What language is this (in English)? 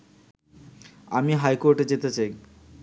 Bangla